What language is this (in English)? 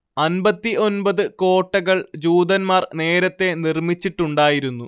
Malayalam